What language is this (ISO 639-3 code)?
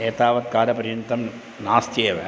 san